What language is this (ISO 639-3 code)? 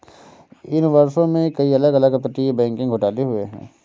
hin